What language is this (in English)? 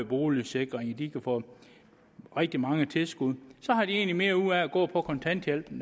Danish